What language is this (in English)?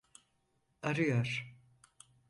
Turkish